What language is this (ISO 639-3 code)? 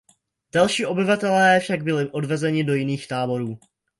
ces